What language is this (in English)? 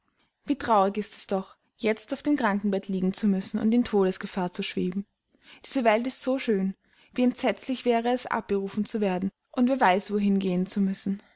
German